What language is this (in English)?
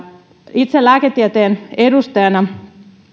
Finnish